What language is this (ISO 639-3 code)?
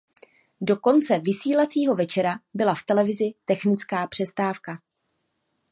ces